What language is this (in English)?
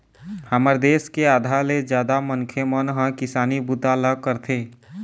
Chhattisgarhi